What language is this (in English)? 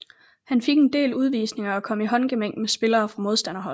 Danish